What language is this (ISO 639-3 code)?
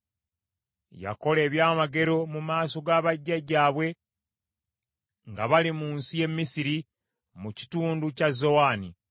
lug